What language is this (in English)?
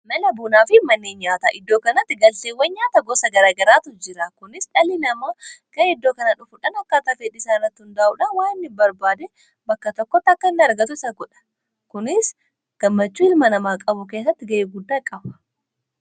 Oromo